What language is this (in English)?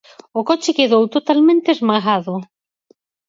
Galician